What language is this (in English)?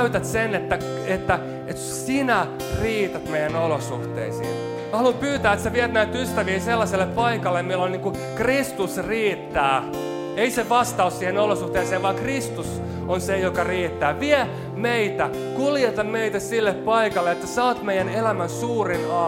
Finnish